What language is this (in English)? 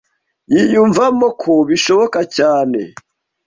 Kinyarwanda